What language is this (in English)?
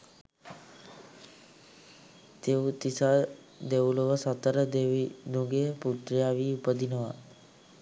Sinhala